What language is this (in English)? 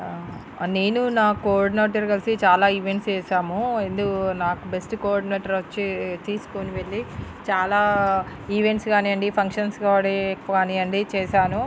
Telugu